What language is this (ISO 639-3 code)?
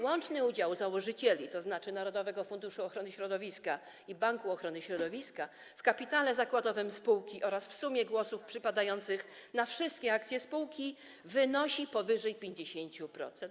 pol